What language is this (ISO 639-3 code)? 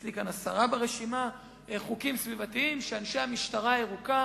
heb